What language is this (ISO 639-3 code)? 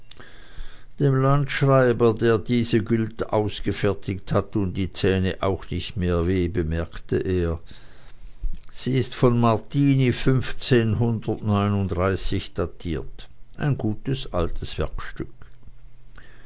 deu